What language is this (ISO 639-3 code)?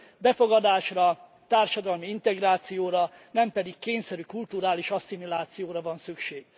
hun